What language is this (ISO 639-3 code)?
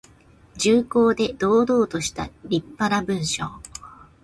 jpn